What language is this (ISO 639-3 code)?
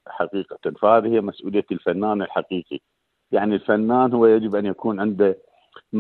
ara